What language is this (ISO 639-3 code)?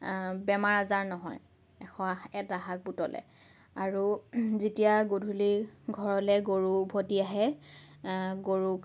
asm